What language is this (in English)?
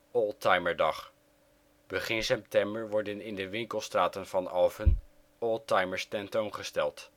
Dutch